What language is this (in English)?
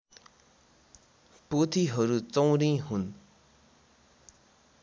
Nepali